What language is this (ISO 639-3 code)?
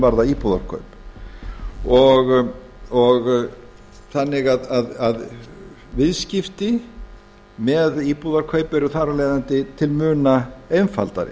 isl